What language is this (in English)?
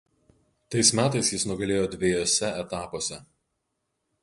Lithuanian